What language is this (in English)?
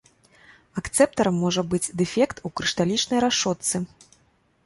Belarusian